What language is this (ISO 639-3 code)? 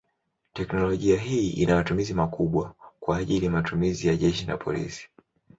swa